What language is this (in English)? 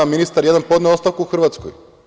Serbian